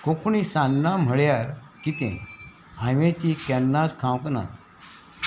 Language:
Konkani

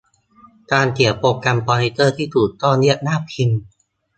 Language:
Thai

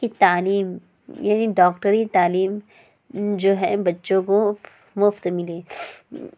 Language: Urdu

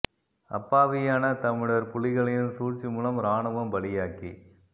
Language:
Tamil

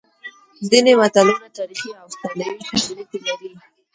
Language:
Pashto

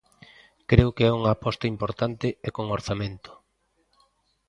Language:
Galician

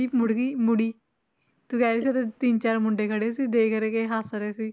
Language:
Punjabi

